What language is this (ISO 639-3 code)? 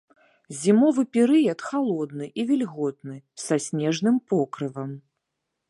bel